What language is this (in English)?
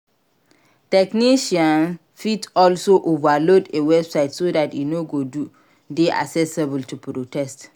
Nigerian Pidgin